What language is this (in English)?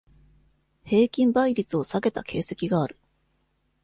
Japanese